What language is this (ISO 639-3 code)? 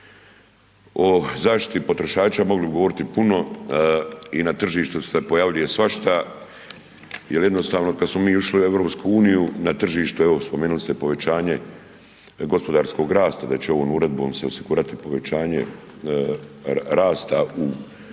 hrv